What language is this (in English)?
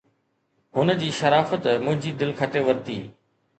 Sindhi